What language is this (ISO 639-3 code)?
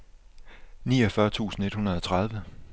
dan